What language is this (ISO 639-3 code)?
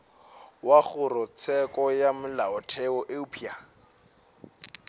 nso